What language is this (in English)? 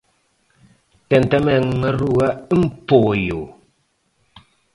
Galician